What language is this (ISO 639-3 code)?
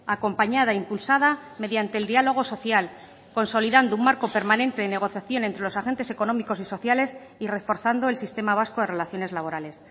spa